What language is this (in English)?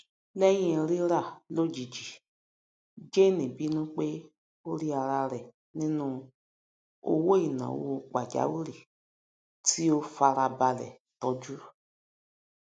Yoruba